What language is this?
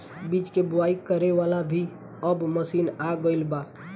Bhojpuri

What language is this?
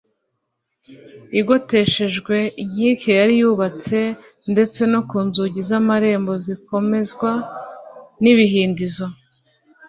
Kinyarwanda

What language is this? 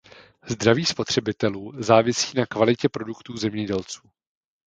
Czech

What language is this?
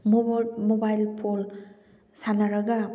Manipuri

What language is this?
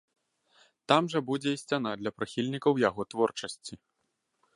Belarusian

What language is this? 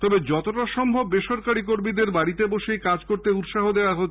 Bangla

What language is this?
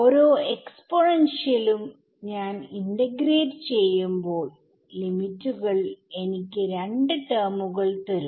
Malayalam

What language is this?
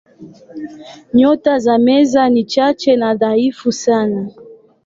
Swahili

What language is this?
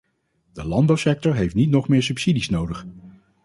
Dutch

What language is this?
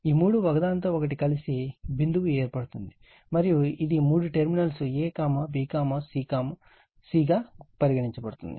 Telugu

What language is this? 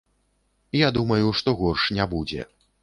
Belarusian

